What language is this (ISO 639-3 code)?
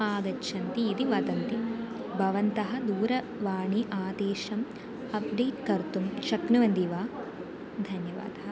san